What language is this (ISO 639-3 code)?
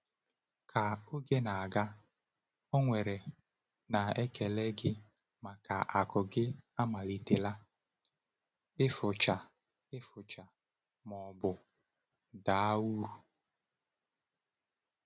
ibo